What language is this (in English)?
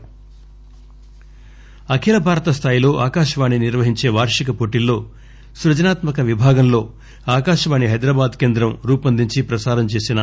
Telugu